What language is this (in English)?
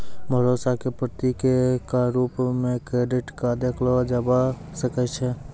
Maithili